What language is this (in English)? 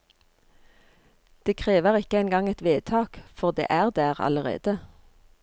Norwegian